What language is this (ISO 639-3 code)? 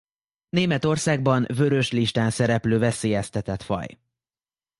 hun